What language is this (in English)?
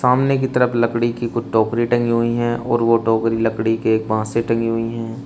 Hindi